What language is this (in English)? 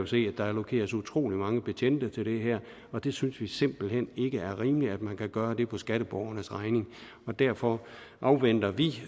Danish